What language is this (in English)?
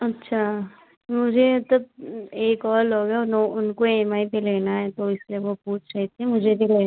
Hindi